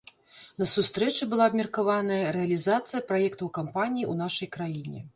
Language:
Belarusian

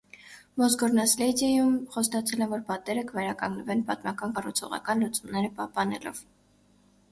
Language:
Armenian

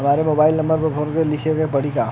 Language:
Bhojpuri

